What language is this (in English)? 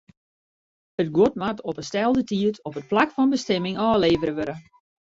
Western Frisian